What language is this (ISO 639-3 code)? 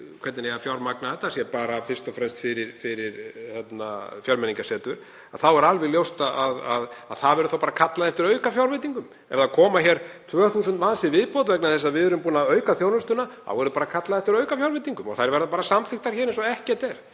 isl